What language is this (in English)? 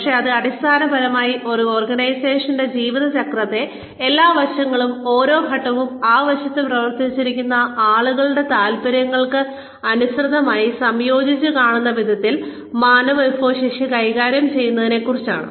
Malayalam